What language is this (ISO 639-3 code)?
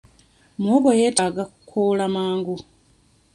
lug